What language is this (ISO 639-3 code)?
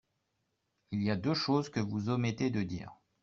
fra